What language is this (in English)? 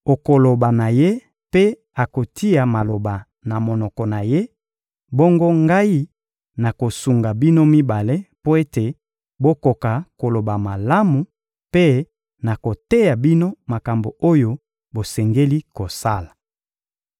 Lingala